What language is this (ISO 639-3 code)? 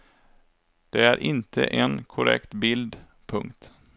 swe